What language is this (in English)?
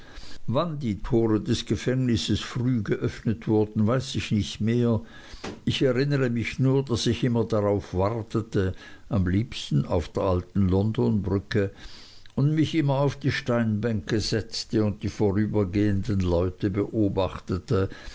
German